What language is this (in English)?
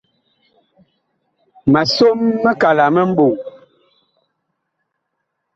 Bakoko